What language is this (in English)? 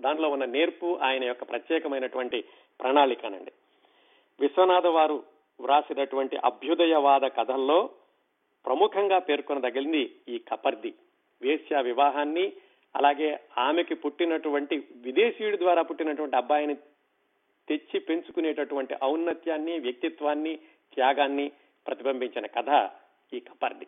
Telugu